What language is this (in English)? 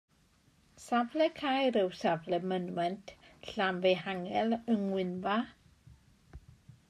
Welsh